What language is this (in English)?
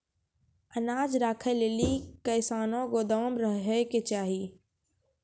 Maithili